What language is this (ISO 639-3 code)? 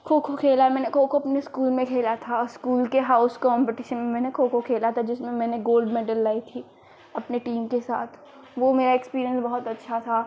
hin